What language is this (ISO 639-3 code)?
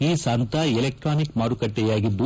kan